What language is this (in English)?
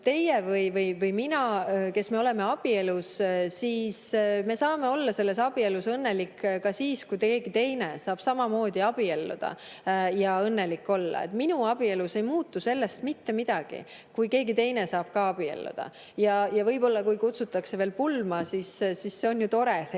Estonian